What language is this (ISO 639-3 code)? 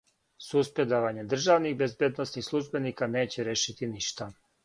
srp